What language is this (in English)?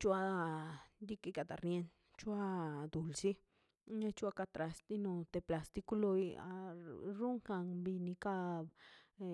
Mazaltepec Zapotec